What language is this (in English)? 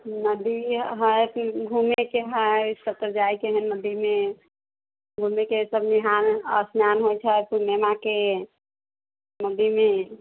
Maithili